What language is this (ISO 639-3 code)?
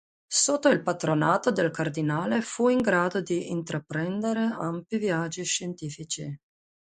ita